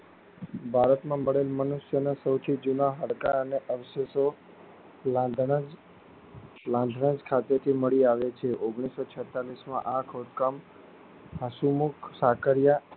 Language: Gujarati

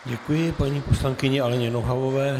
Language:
Czech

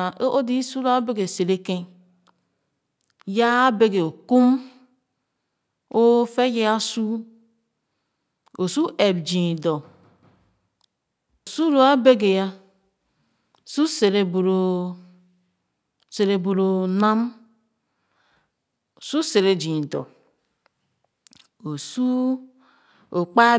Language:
Khana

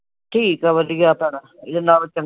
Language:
Punjabi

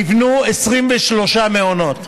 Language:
Hebrew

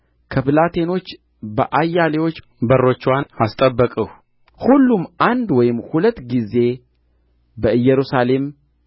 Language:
Amharic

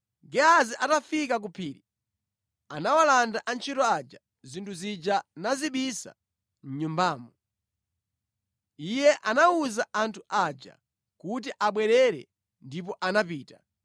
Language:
Nyanja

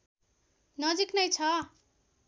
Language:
Nepali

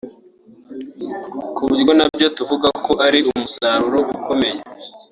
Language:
Kinyarwanda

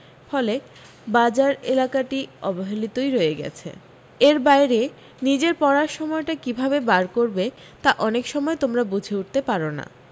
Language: Bangla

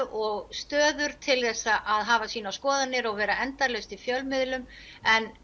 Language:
Icelandic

